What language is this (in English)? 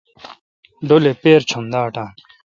Kalkoti